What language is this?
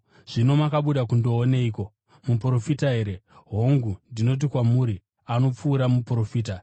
Shona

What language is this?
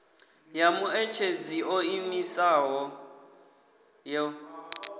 Venda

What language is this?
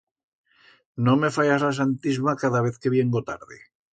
Aragonese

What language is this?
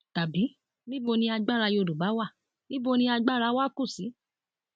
Yoruba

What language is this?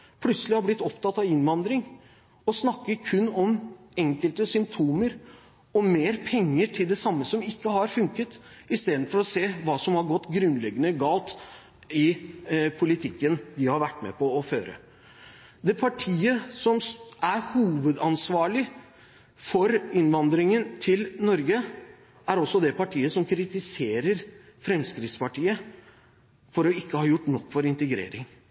Norwegian Bokmål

